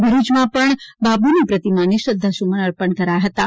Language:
Gujarati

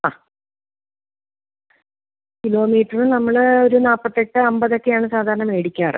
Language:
Malayalam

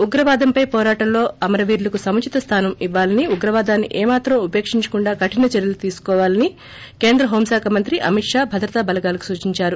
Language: Telugu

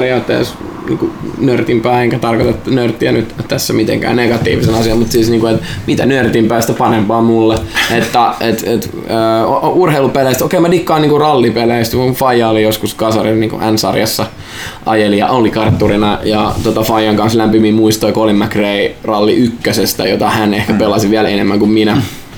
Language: Finnish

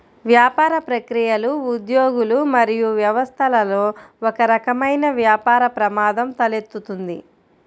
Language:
Telugu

